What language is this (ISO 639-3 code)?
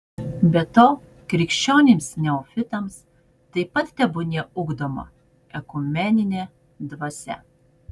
lit